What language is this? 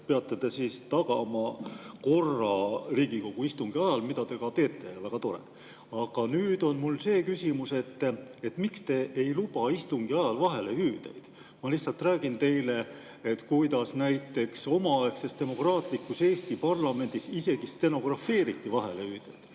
Estonian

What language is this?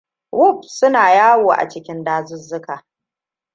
Hausa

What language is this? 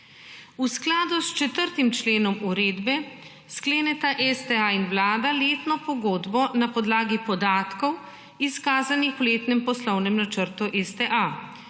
Slovenian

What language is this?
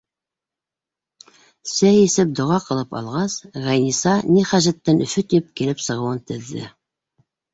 Bashkir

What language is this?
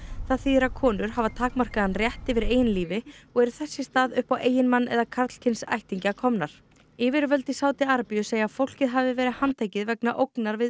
Icelandic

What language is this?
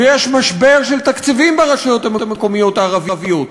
Hebrew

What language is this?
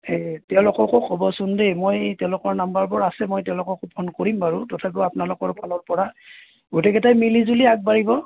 Assamese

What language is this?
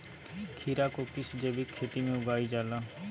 Magahi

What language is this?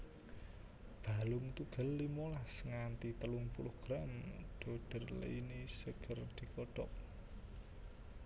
Javanese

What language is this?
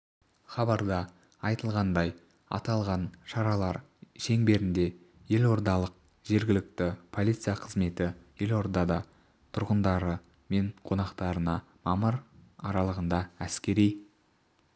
Kazakh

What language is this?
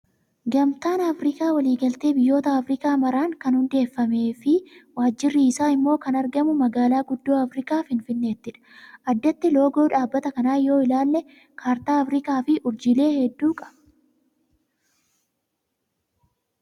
Oromo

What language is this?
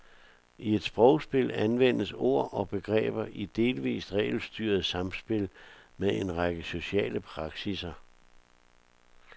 Danish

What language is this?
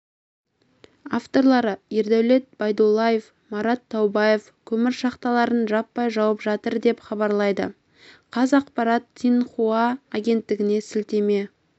Kazakh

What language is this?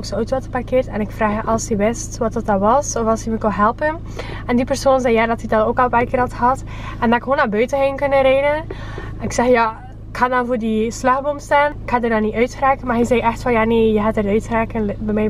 Dutch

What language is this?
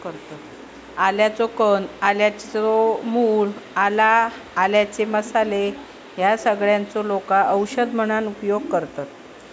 Marathi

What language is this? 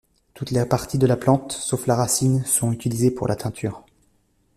French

